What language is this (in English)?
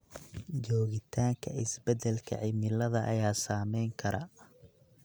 Somali